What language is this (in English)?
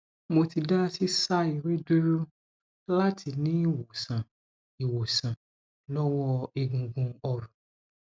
Yoruba